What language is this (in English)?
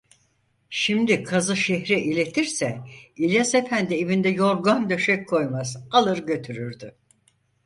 Turkish